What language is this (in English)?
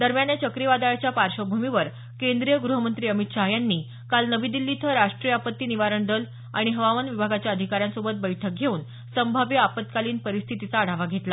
Marathi